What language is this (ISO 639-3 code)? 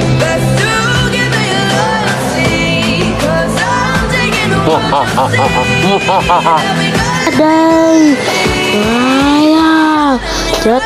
vie